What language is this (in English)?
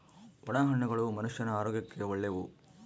Kannada